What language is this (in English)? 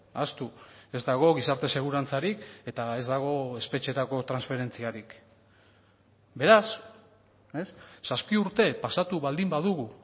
Basque